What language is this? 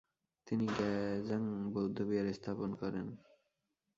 Bangla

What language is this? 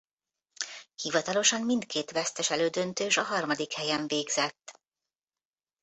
Hungarian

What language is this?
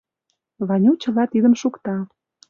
Mari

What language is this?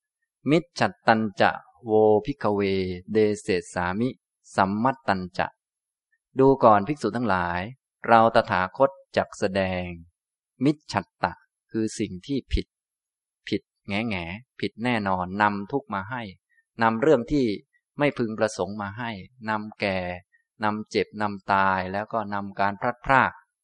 Thai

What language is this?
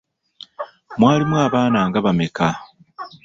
Ganda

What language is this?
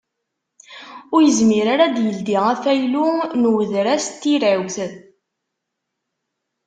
Kabyle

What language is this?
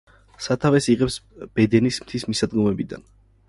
Georgian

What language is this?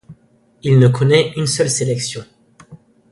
French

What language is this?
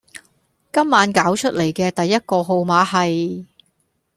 Cantonese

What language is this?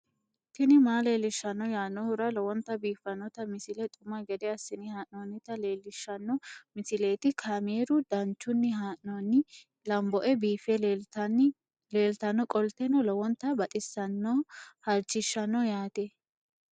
Sidamo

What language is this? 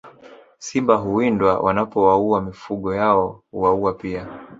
Swahili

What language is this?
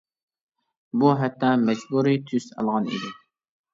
Uyghur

